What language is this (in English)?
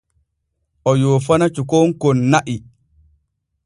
Borgu Fulfulde